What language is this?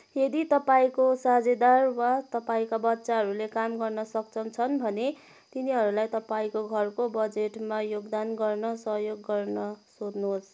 Nepali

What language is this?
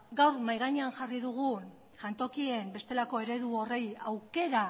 Basque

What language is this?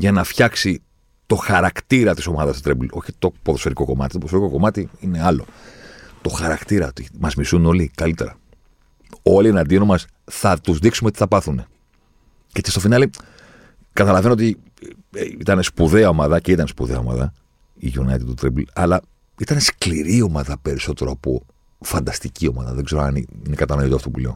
Greek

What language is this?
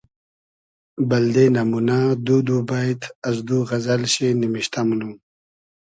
Hazaragi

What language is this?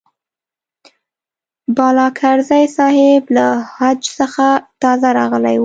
Pashto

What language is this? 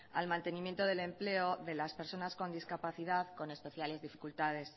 Spanish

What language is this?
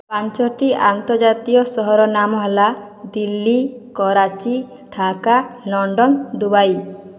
Odia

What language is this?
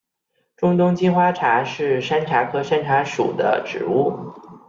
Chinese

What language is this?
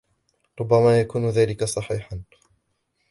Arabic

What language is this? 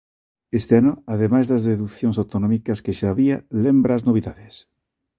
Galician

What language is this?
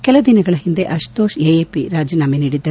Kannada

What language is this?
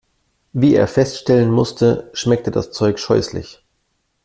German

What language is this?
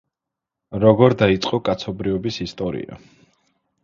Georgian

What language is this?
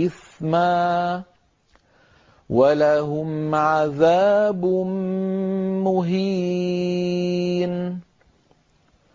Arabic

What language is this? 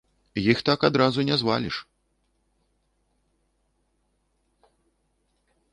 Belarusian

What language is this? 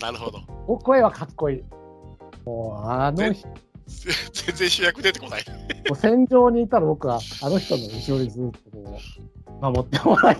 Japanese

